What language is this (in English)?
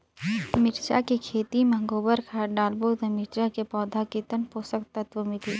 Chhattisgarhi